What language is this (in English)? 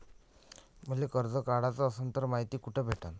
Marathi